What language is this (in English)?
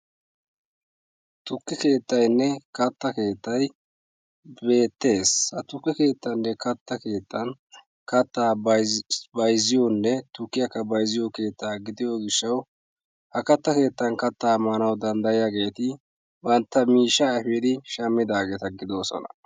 Wolaytta